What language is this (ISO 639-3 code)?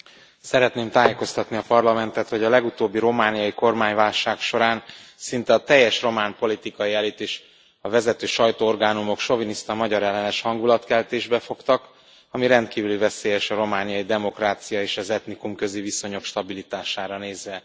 hun